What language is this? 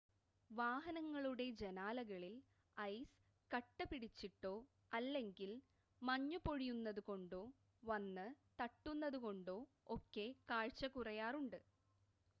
Malayalam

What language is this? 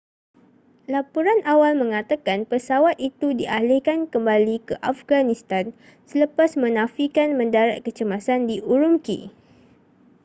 Malay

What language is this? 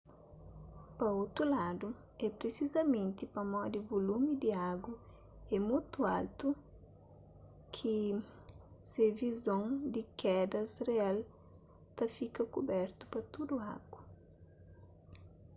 Kabuverdianu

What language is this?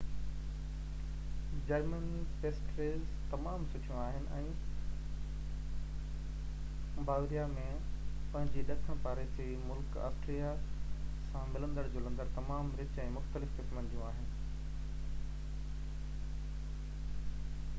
Sindhi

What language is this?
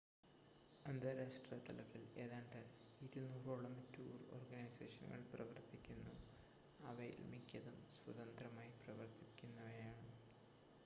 Malayalam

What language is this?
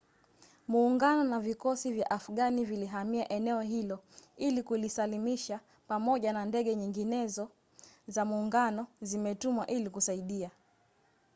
Swahili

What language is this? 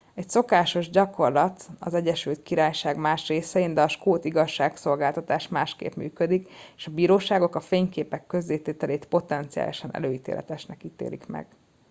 Hungarian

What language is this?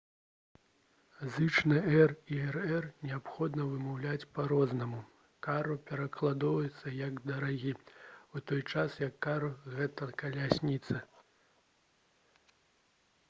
Belarusian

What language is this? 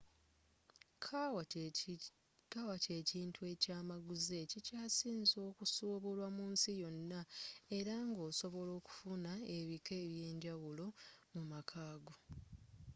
Ganda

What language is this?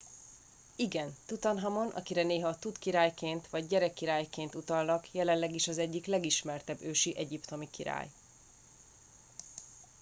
Hungarian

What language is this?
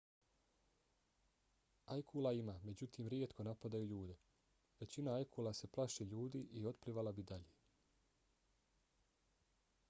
Bosnian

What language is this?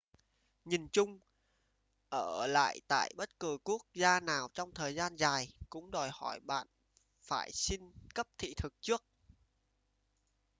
Vietnamese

